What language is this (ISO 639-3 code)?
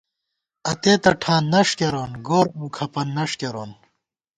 gwt